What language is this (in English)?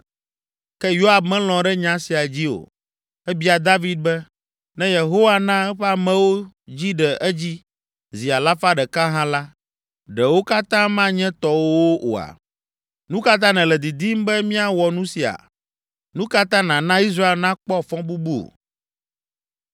Ewe